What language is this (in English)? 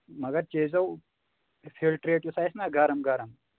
Kashmiri